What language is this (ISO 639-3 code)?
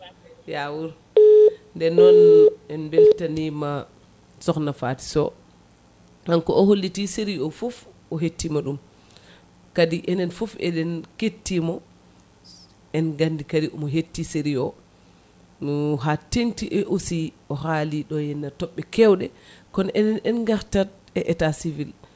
ful